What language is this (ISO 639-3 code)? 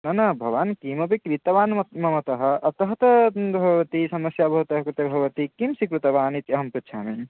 san